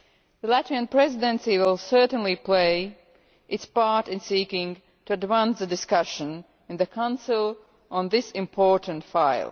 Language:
English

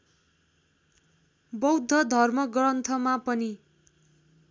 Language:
Nepali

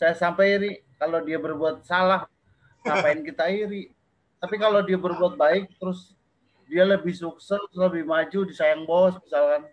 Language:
Indonesian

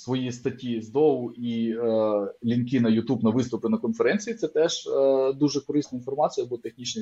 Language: Ukrainian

